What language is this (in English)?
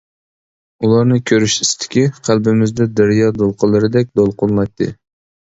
Uyghur